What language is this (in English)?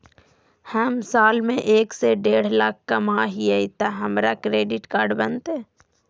Magahi